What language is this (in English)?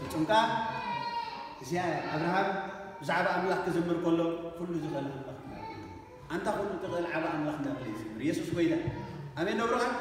Arabic